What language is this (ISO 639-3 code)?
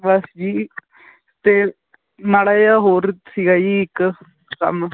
pan